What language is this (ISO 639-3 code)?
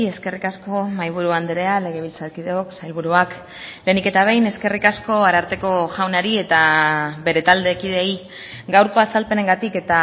eus